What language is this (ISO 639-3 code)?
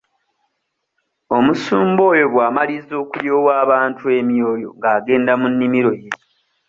lug